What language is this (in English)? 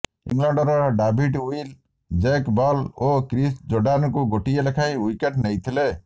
Odia